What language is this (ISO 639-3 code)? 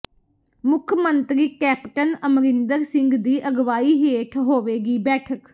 pan